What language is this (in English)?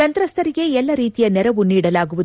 Kannada